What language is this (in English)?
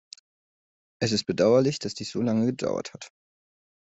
German